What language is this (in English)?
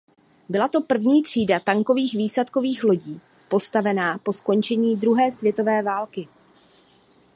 Czech